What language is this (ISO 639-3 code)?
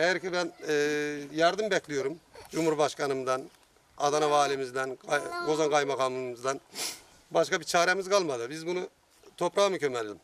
tur